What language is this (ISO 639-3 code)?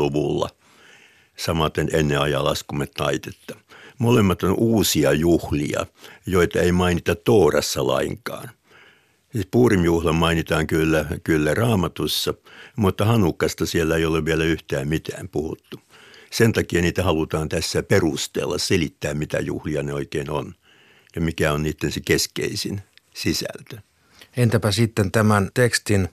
fin